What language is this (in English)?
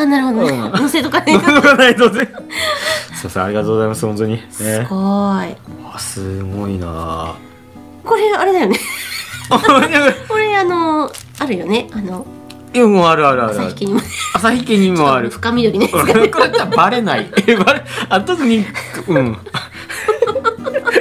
Japanese